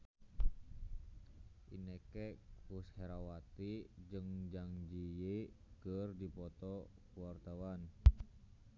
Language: Sundanese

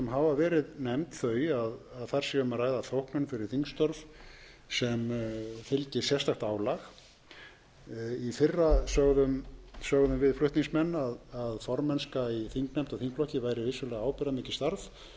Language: Icelandic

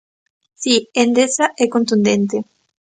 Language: Galician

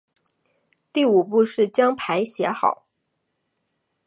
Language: Chinese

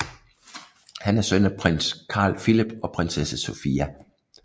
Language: Danish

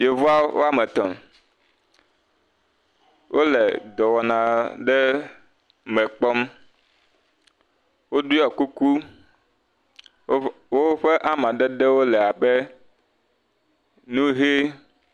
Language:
Ewe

